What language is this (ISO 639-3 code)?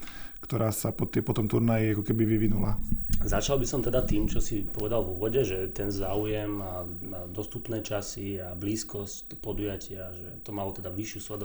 slk